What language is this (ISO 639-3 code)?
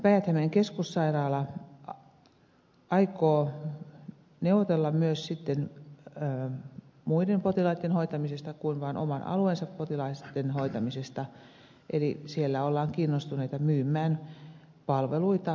fin